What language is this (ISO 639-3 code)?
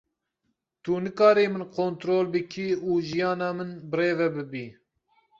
kur